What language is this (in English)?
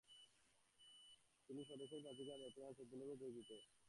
Bangla